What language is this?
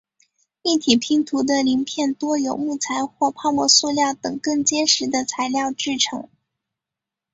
Chinese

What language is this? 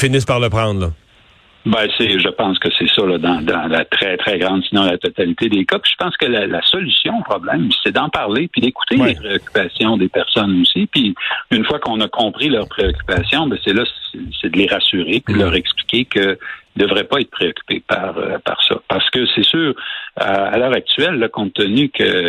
French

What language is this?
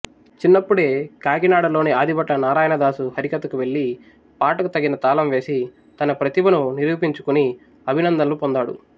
Telugu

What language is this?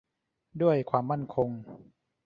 Thai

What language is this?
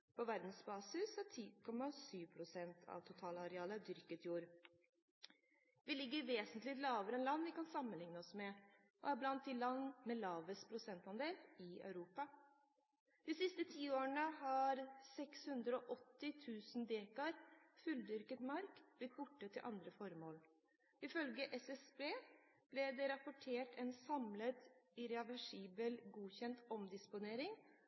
Norwegian Bokmål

